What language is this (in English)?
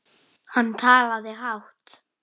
Icelandic